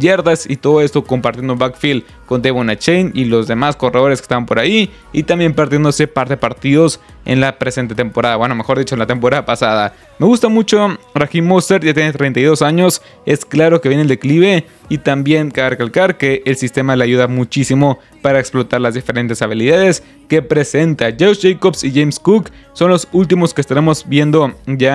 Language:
Spanish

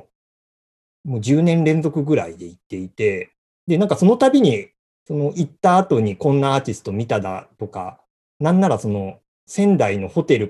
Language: Japanese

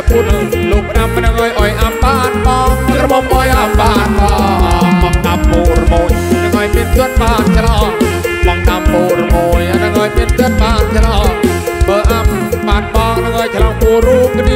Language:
Thai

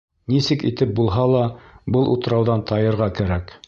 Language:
Bashkir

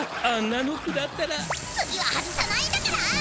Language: Japanese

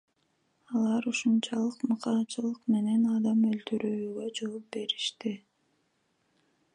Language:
Kyrgyz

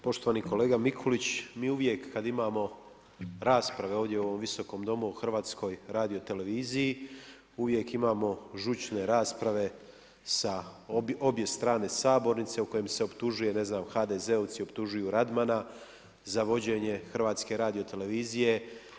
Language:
Croatian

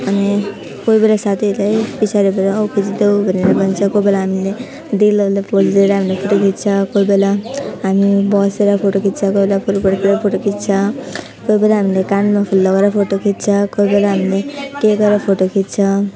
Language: Nepali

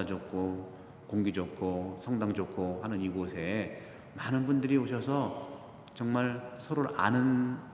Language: Korean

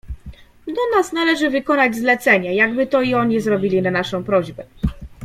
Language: Polish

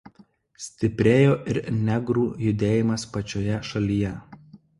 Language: Lithuanian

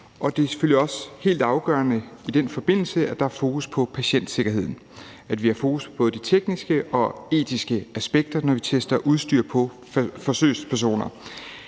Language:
Danish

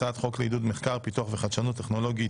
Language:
Hebrew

